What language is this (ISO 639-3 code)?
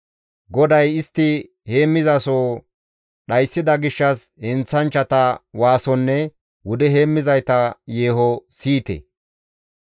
gmv